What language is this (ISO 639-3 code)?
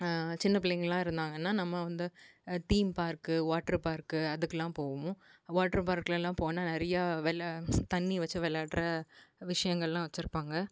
tam